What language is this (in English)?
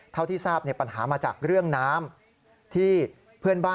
Thai